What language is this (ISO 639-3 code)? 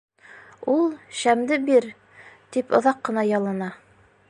bak